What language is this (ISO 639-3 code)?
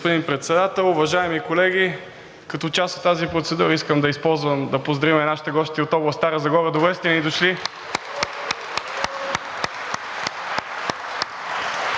bul